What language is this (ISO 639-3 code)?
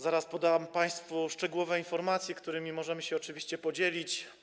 pol